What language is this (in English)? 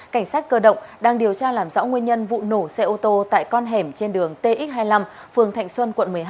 Vietnamese